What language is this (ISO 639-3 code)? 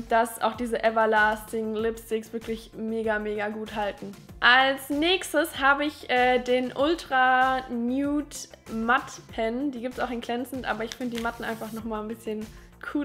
deu